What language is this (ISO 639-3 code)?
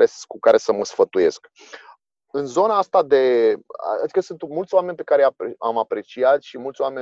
ron